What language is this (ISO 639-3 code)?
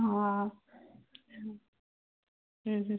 snd